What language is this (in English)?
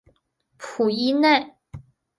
Chinese